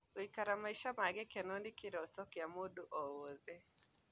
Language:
Kikuyu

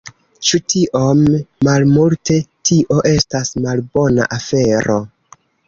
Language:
Esperanto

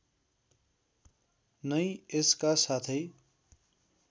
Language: Nepali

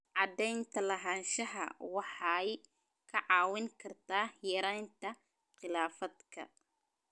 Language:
Somali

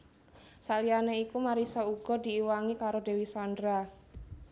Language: Javanese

